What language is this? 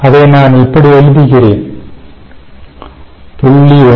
Tamil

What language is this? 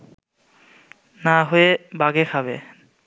Bangla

